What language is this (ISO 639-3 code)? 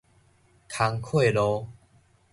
nan